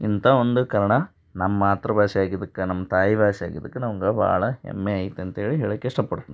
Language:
Kannada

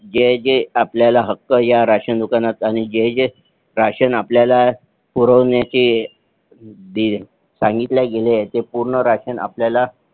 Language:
Marathi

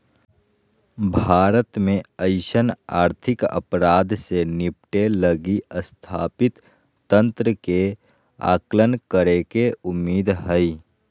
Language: Magahi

